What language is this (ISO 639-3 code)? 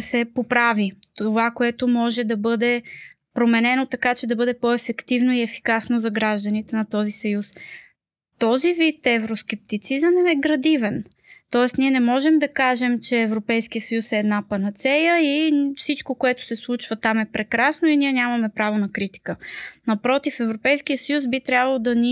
bul